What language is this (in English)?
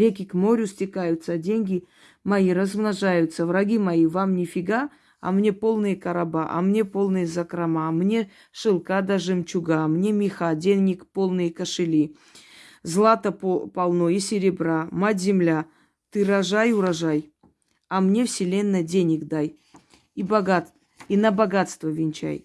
Russian